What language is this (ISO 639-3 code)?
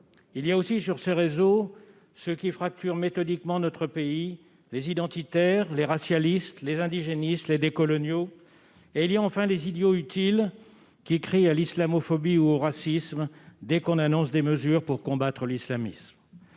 fra